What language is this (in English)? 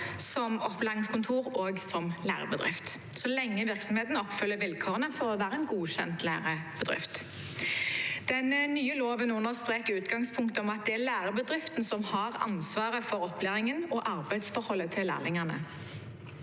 Norwegian